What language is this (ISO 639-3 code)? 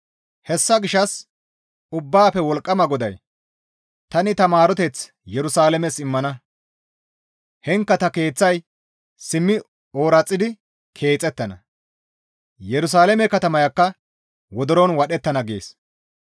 gmv